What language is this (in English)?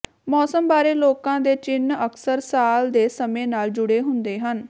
Punjabi